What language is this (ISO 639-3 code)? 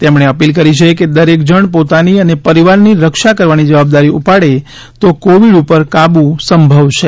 guj